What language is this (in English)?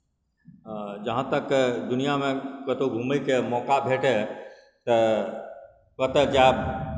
Maithili